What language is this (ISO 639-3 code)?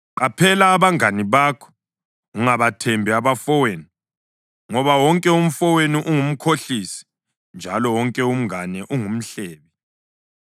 nde